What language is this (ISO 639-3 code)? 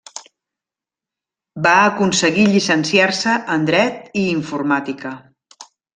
cat